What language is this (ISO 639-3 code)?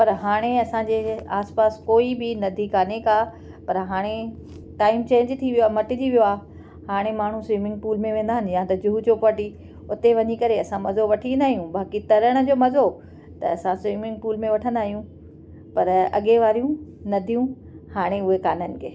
snd